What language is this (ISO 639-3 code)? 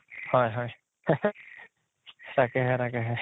asm